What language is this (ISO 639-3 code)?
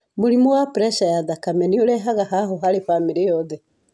kik